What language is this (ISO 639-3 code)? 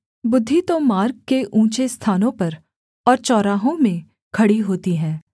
hin